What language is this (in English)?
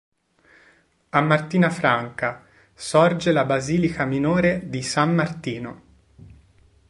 Italian